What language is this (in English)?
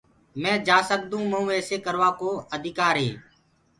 Gurgula